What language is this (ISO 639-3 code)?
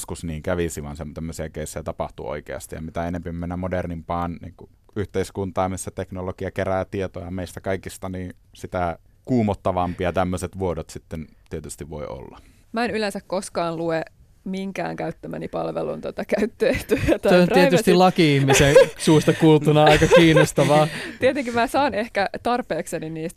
fin